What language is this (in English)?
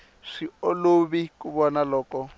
Tsonga